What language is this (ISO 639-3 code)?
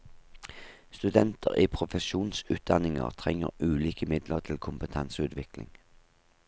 nor